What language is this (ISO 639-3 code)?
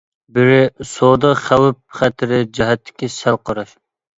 uig